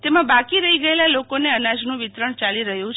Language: Gujarati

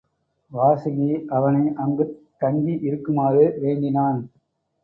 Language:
Tamil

